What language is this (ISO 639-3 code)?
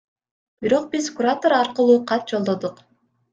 kir